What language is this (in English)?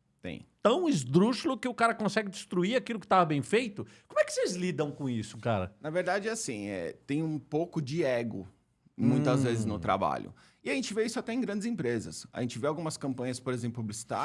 Portuguese